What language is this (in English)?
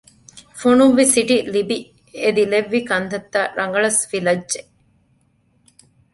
Divehi